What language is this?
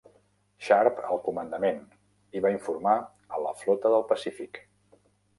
Catalan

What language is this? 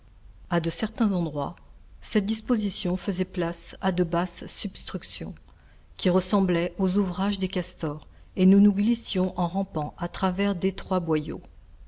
French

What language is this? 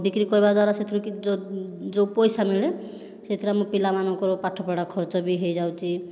Odia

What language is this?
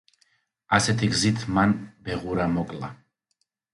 Georgian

